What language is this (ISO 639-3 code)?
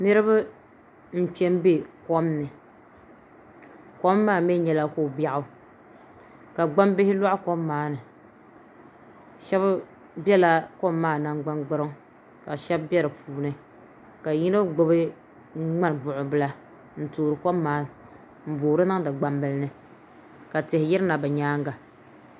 dag